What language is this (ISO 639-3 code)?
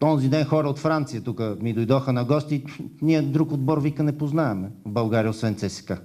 bul